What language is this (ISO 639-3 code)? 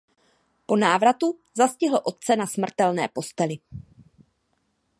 ces